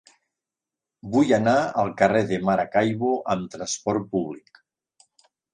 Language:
Catalan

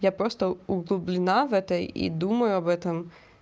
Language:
Russian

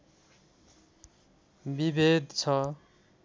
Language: Nepali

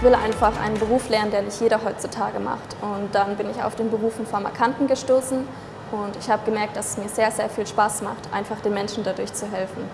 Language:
German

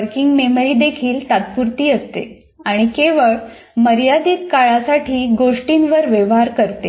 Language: Marathi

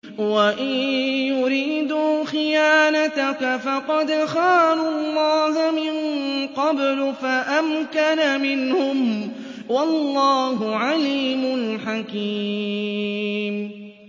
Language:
Arabic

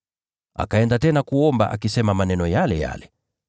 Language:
Swahili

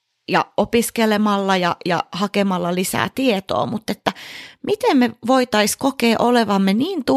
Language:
Finnish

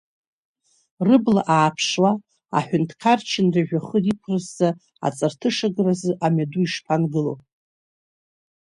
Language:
Abkhazian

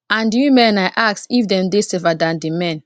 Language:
Nigerian Pidgin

